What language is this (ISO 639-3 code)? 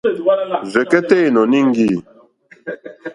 bri